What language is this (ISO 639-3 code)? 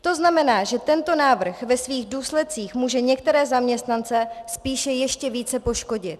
ces